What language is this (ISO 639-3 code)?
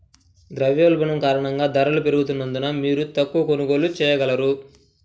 tel